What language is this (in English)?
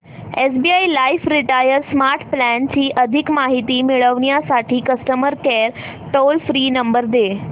Marathi